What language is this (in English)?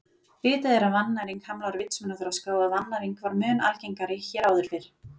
Icelandic